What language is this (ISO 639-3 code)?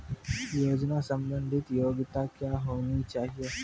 mai